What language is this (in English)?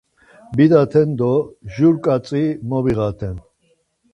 Laz